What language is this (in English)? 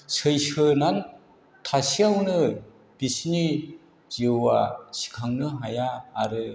Bodo